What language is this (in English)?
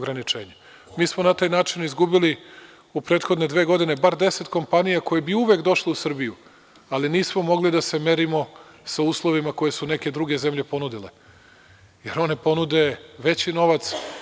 Serbian